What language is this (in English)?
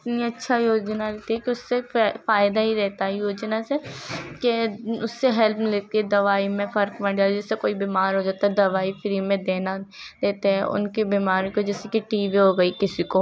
Urdu